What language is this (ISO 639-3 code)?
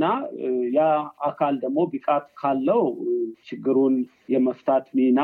amh